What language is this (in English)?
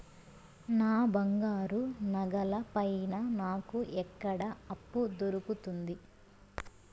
Telugu